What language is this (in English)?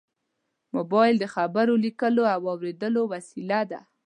Pashto